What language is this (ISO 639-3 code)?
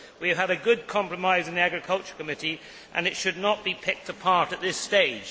eng